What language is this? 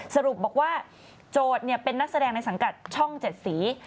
Thai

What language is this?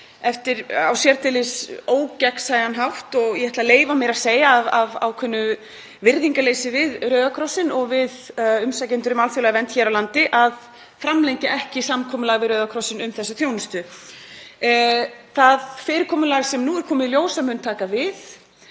Icelandic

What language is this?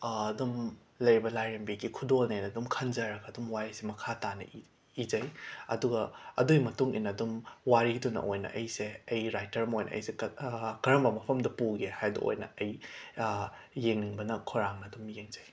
Manipuri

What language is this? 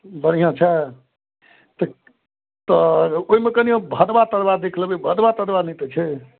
Maithili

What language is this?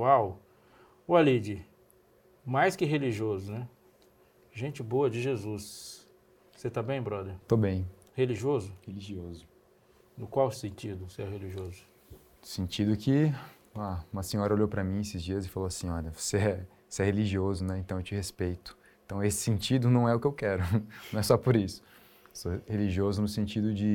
Portuguese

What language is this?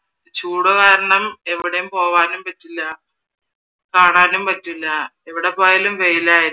Malayalam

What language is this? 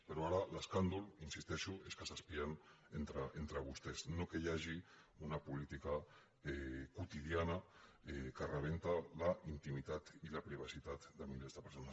Catalan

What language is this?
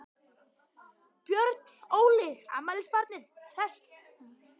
Icelandic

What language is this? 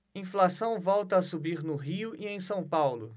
Portuguese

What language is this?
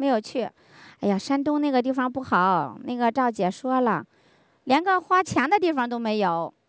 Chinese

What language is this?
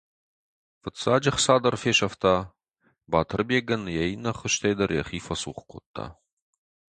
Ossetic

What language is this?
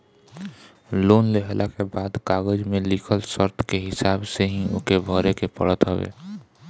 Bhojpuri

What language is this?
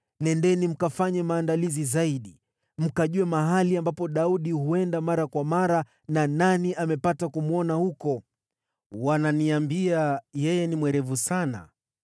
Swahili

